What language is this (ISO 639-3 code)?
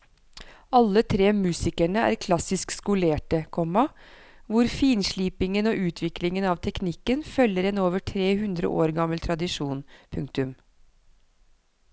nor